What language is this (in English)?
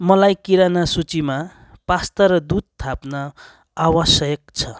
Nepali